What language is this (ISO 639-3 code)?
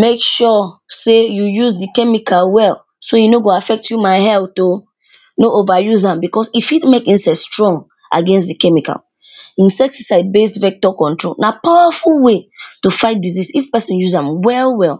pcm